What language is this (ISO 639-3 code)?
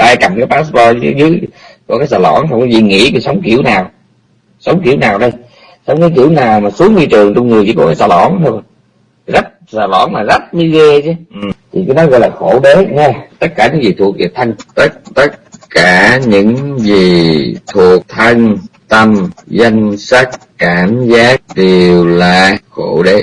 vie